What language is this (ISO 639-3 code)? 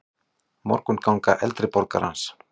isl